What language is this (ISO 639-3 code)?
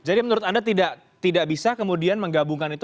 ind